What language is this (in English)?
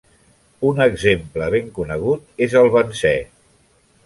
Catalan